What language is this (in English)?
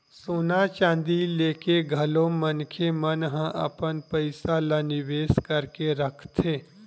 Chhattisgarhi